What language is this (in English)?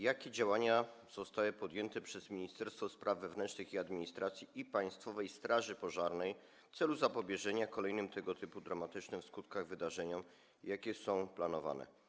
Polish